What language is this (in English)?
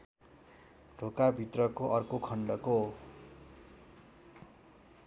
Nepali